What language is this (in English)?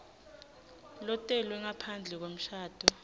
Swati